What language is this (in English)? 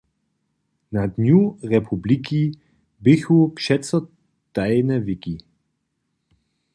Upper Sorbian